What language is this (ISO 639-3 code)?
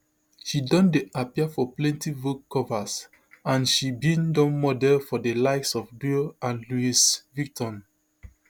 pcm